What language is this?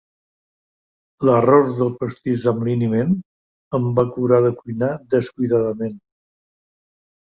Catalan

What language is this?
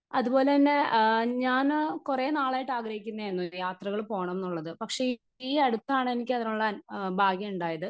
Malayalam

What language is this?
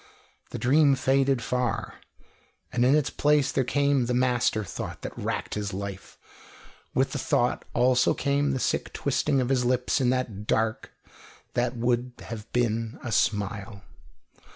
English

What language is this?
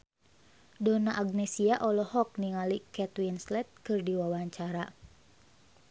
Sundanese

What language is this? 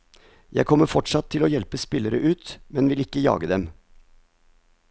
Norwegian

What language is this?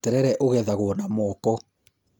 Kikuyu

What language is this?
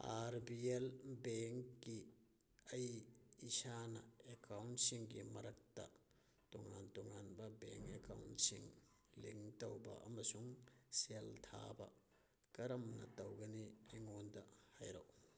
Manipuri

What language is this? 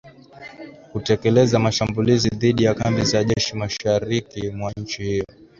Swahili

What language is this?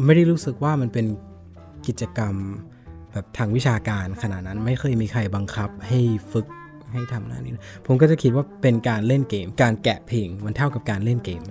Thai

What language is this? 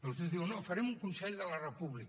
Catalan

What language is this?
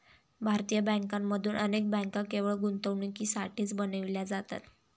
Marathi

